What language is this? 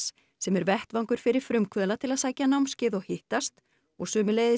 Icelandic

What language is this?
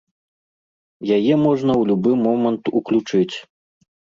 Belarusian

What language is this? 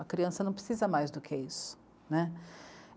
Portuguese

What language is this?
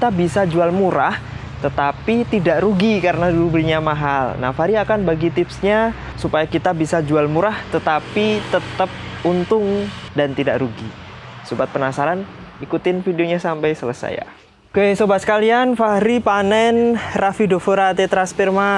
Indonesian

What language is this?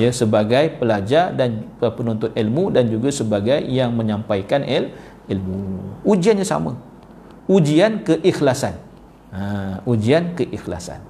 Malay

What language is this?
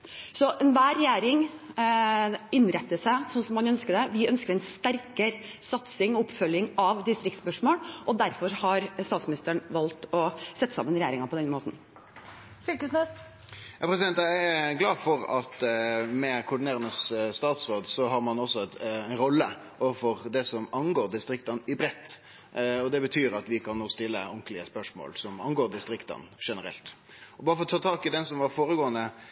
Norwegian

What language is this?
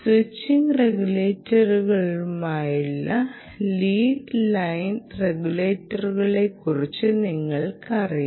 Malayalam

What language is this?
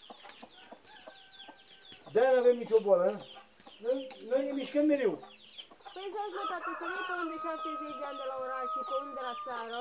Romanian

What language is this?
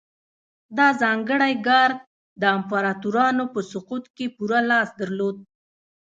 Pashto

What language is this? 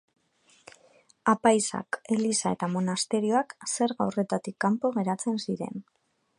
Basque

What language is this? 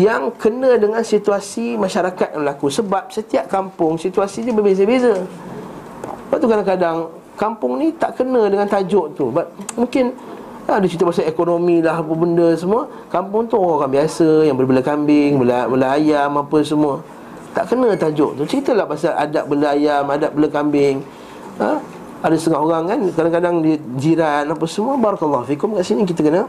Malay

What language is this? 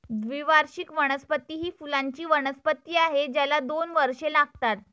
Marathi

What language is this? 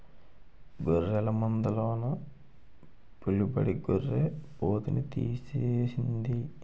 Telugu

